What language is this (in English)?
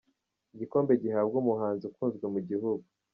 Kinyarwanda